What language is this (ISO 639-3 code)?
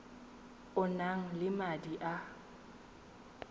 tsn